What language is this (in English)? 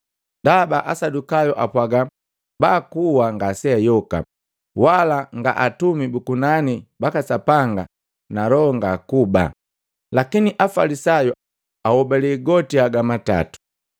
Matengo